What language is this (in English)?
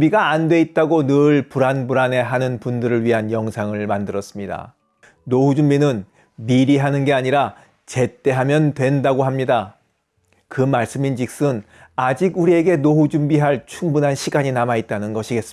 Korean